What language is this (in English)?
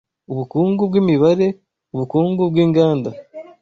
Kinyarwanda